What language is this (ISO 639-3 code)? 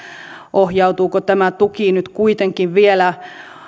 fin